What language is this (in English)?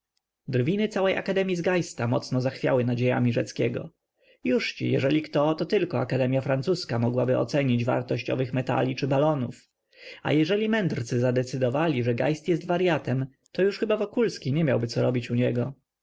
Polish